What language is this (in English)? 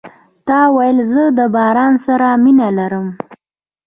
Pashto